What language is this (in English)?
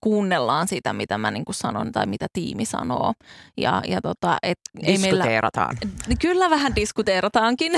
Finnish